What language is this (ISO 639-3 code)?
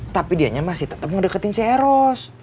ind